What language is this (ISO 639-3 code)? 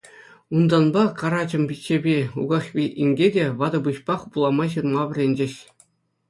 chv